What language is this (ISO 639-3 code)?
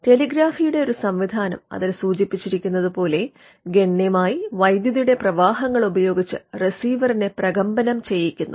mal